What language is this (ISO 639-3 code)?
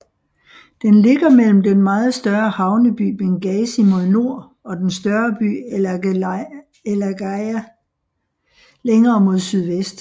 dan